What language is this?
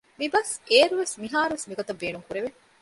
Divehi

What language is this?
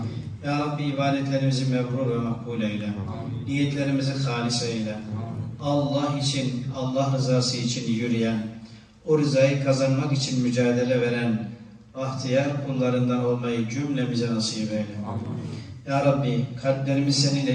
Turkish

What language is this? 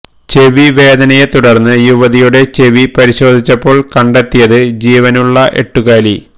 Malayalam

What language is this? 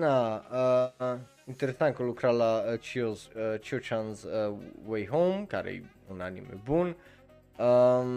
Romanian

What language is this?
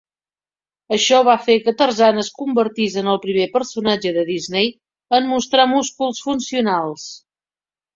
Catalan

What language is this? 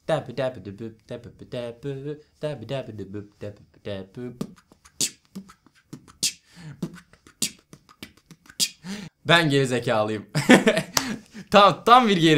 Turkish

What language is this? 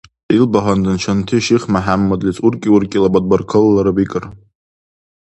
Dargwa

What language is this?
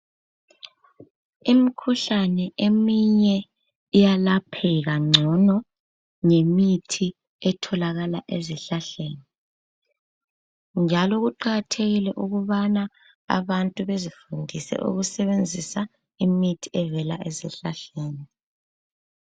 North Ndebele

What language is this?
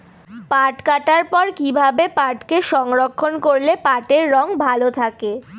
Bangla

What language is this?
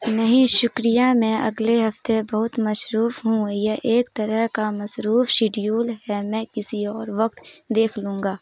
Urdu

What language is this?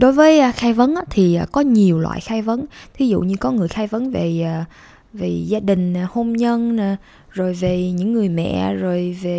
Vietnamese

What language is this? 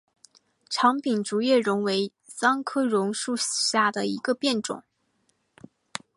Chinese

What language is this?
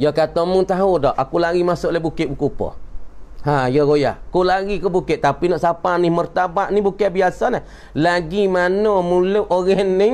Malay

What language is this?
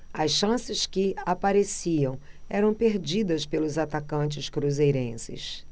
Portuguese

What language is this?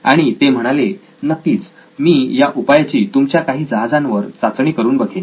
Marathi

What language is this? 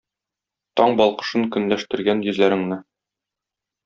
Tatar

